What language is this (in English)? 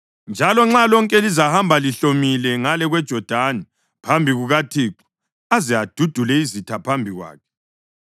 North Ndebele